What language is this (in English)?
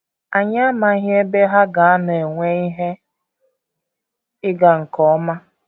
Igbo